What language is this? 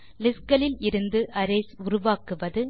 Tamil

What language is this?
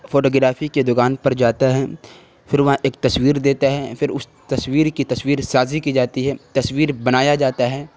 Urdu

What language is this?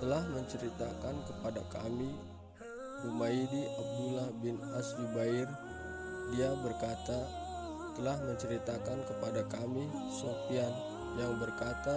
Indonesian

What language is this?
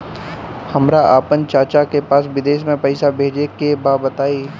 Bhojpuri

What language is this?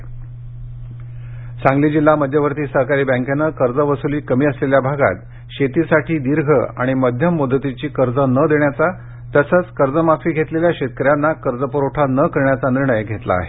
Marathi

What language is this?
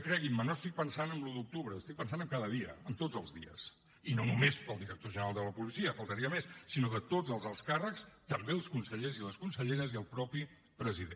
Catalan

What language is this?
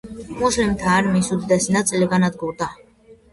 Georgian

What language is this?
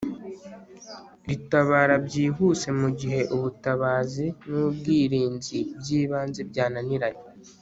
Kinyarwanda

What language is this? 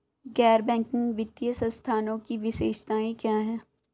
Hindi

